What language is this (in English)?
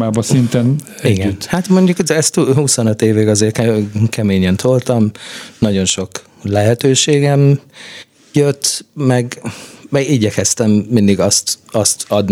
Hungarian